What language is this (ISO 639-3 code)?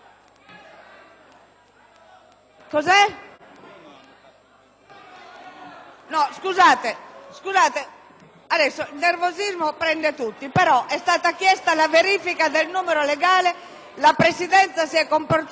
ita